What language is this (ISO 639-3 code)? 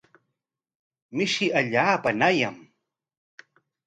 qwa